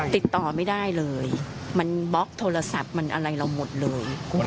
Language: Thai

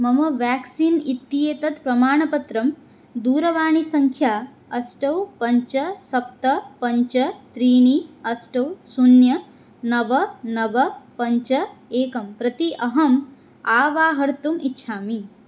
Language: Sanskrit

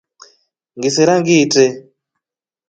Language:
Rombo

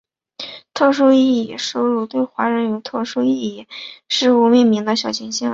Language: Chinese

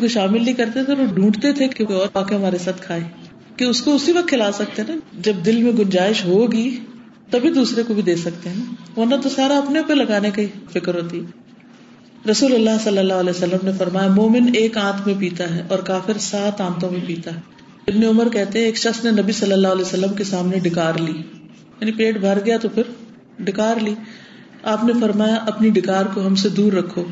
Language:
Urdu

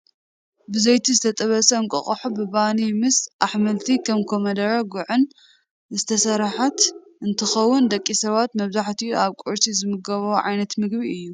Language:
Tigrinya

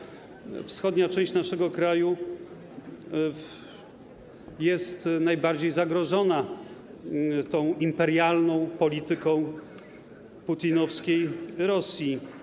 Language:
Polish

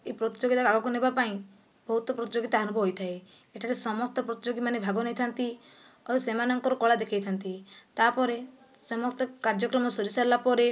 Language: Odia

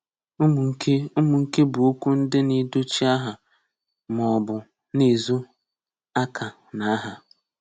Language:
Igbo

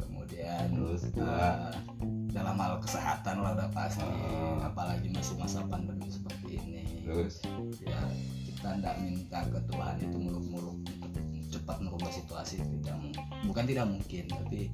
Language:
Indonesian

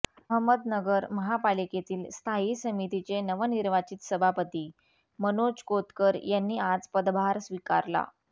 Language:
Marathi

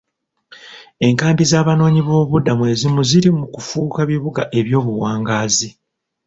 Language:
Ganda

